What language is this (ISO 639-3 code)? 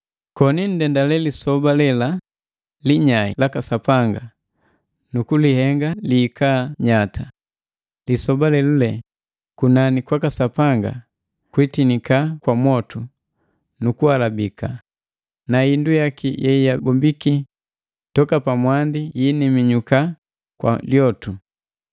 mgv